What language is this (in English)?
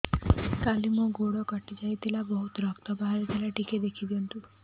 Odia